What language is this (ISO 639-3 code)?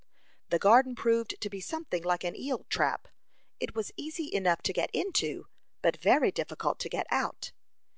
eng